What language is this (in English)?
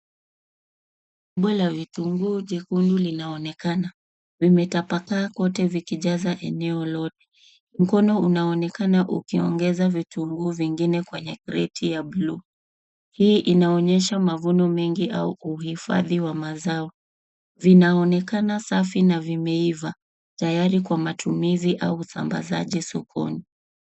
Swahili